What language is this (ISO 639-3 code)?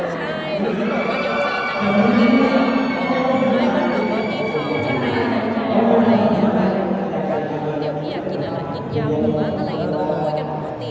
tha